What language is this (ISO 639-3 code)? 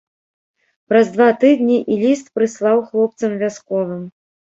bel